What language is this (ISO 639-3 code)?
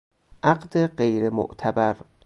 fas